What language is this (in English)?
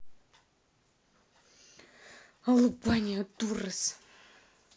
Russian